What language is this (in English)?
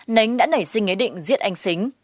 Vietnamese